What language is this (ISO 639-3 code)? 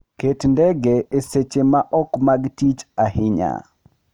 luo